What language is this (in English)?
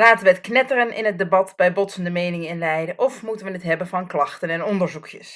Dutch